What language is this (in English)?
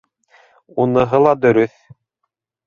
Bashkir